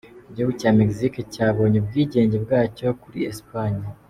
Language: Kinyarwanda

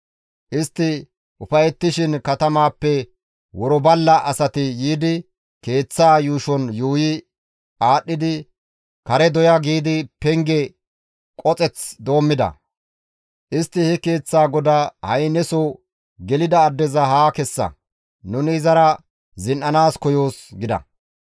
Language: Gamo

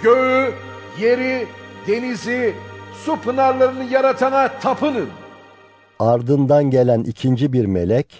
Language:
Turkish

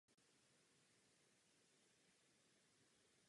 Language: Czech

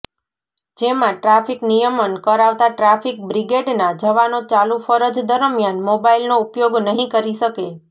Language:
Gujarati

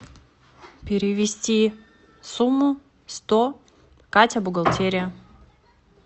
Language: Russian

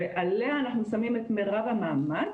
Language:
Hebrew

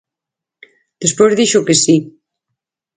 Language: Galician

